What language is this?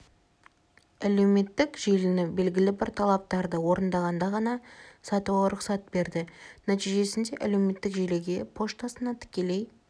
Kazakh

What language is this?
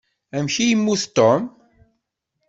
Kabyle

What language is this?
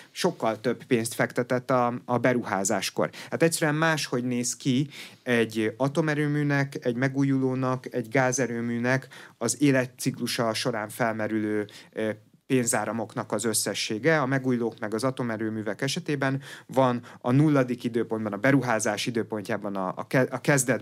Hungarian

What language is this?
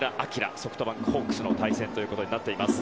Japanese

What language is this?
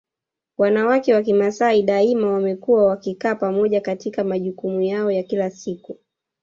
Swahili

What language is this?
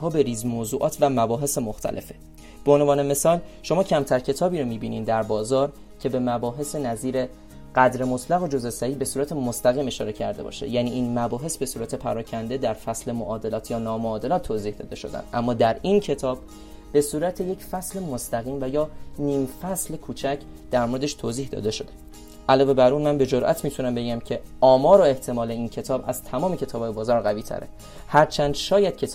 Persian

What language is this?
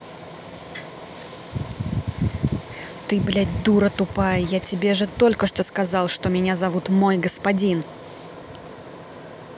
Russian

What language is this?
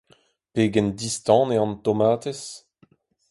Breton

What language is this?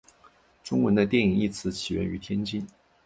Chinese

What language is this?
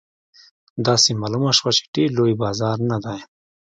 Pashto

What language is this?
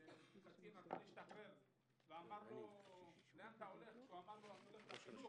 Hebrew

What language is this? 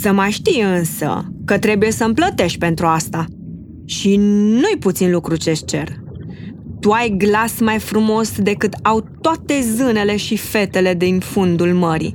Romanian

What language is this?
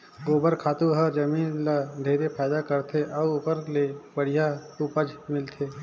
Chhattisgarhi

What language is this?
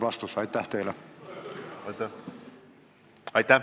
Estonian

